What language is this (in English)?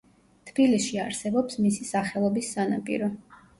Georgian